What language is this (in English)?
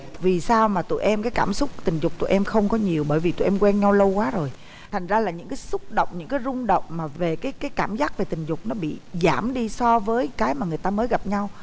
Vietnamese